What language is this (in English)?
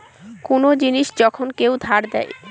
Bangla